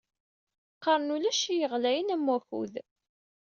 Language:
Kabyle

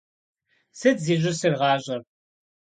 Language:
Kabardian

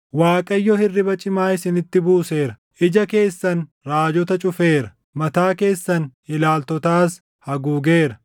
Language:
Oromo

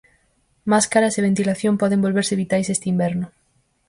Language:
Galician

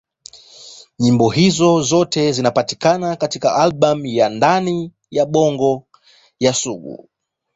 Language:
Swahili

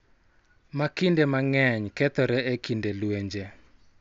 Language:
Luo (Kenya and Tanzania)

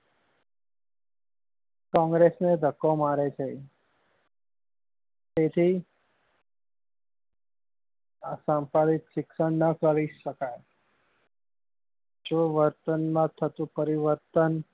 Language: Gujarati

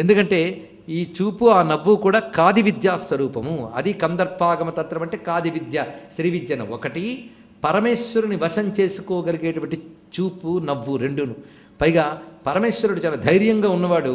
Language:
Italian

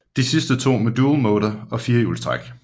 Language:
Danish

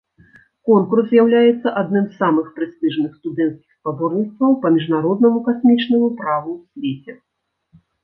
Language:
Belarusian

